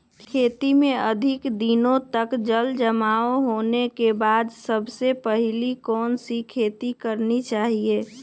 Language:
Magahi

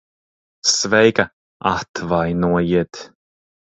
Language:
Latvian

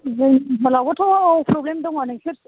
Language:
Bodo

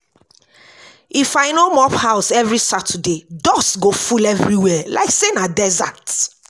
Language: Nigerian Pidgin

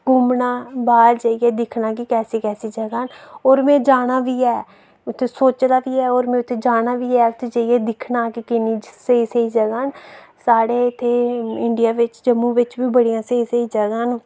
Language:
Dogri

